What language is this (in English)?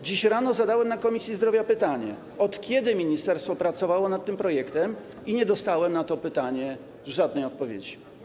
Polish